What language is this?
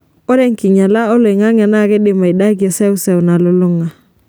Masai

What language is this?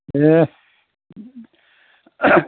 Bodo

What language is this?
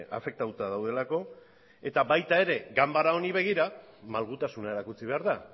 Basque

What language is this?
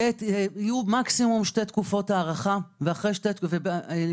Hebrew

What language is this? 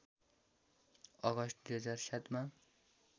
Nepali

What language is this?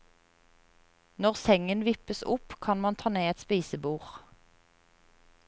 Norwegian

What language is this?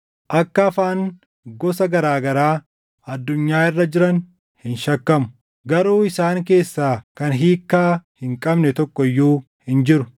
Oromo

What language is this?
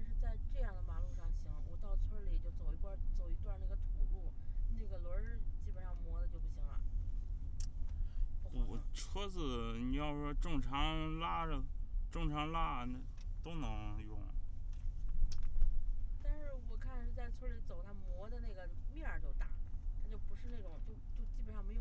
Chinese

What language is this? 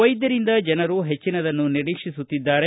Kannada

